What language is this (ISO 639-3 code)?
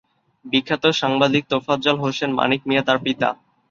ben